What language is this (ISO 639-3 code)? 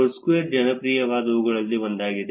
kan